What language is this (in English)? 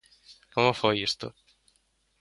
Galician